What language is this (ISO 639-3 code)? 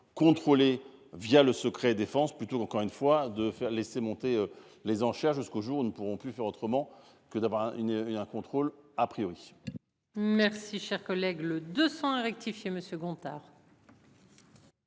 fra